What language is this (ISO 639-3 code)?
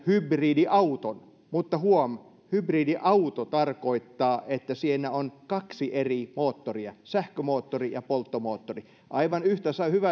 fin